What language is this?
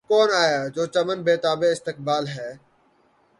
Urdu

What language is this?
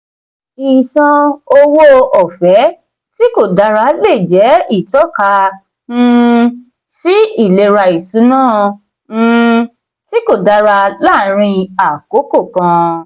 Yoruba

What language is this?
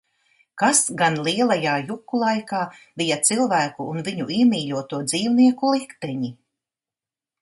Latvian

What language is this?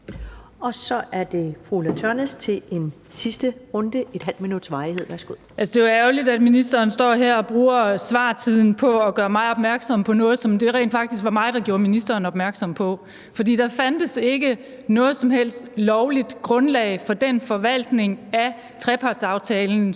Danish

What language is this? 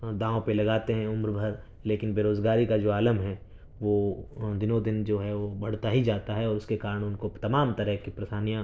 Urdu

